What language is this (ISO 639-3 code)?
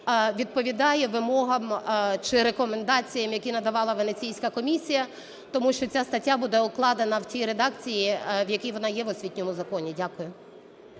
ukr